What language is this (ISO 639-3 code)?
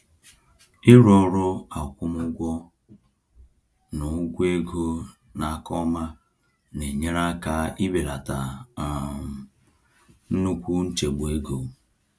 ibo